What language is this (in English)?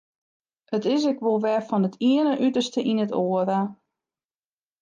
Western Frisian